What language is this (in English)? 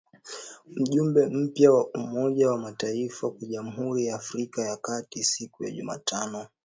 Swahili